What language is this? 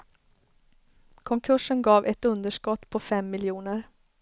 Swedish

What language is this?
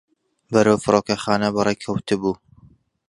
Central Kurdish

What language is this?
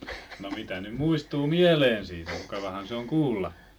Finnish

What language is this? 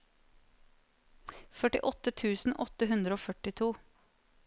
Norwegian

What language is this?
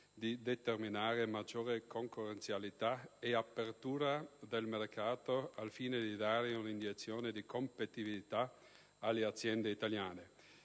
Italian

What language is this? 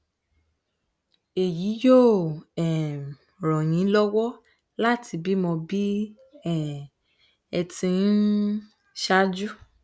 Yoruba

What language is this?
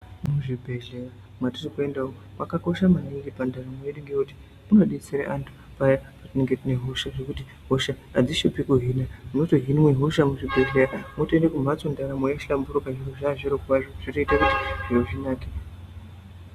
Ndau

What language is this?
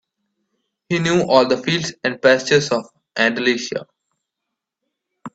English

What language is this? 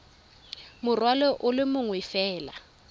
Tswana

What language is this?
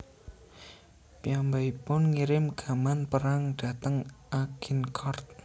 Javanese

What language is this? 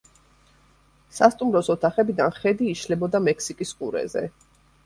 Georgian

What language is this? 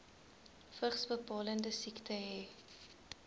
Afrikaans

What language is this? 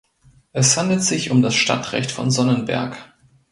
German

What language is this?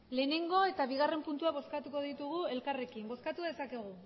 Basque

